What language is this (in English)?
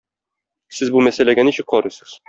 Tatar